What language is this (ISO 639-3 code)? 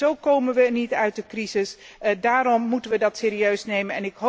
nld